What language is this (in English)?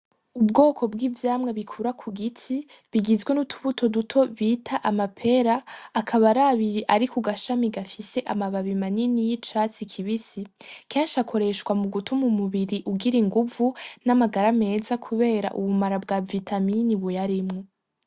Rundi